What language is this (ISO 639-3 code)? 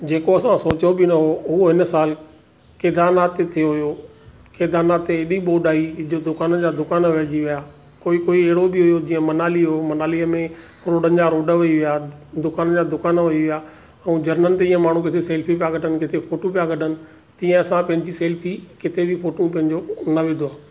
snd